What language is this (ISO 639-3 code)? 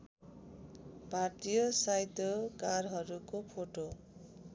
nep